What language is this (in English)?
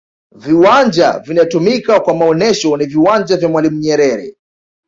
Swahili